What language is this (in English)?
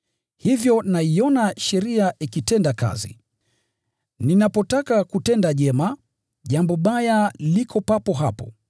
Swahili